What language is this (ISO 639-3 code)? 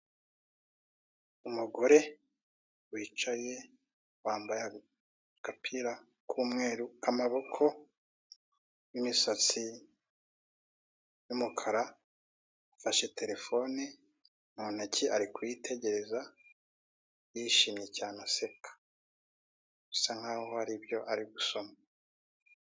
kin